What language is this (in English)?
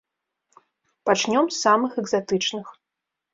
Belarusian